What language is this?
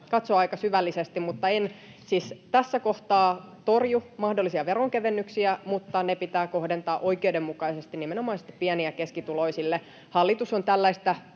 Finnish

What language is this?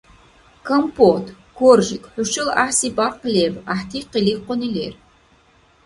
Dargwa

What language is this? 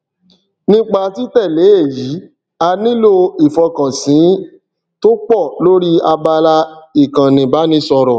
Yoruba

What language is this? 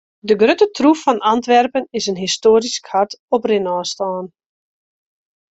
Western Frisian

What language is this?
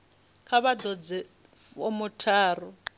Venda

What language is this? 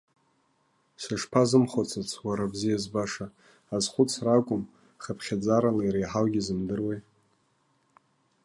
Abkhazian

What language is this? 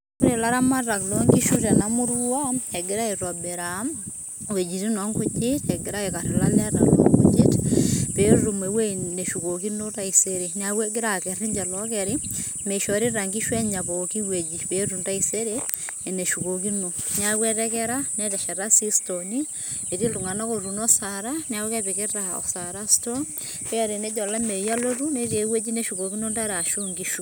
Masai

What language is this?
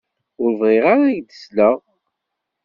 Kabyle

